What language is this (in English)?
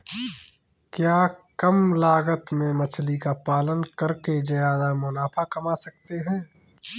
Hindi